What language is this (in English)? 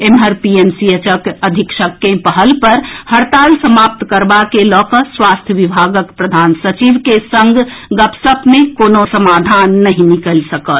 Maithili